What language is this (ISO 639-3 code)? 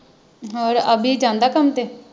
pan